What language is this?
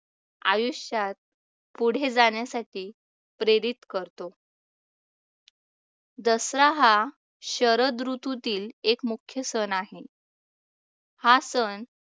Marathi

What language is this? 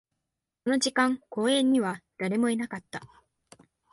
Japanese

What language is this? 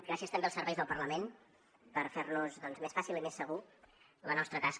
Catalan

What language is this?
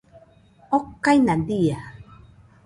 Nüpode Huitoto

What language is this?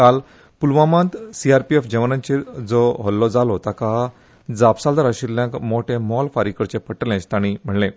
Konkani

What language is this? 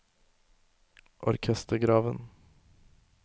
Norwegian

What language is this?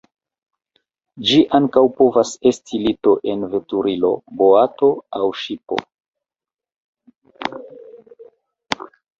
Esperanto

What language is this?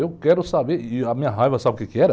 Portuguese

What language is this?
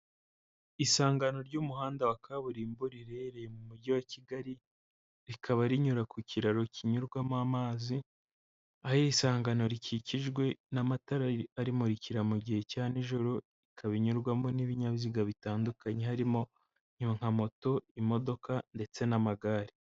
Kinyarwanda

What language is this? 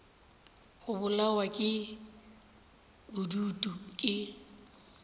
Northern Sotho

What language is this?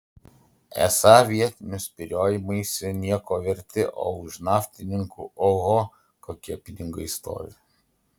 Lithuanian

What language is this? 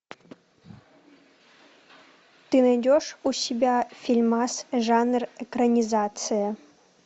Russian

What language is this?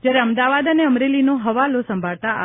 Gujarati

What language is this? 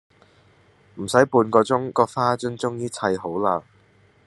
Cantonese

